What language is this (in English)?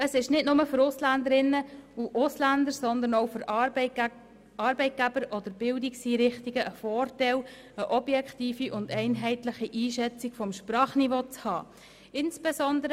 Swiss German